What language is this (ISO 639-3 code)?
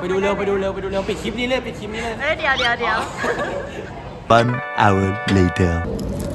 tha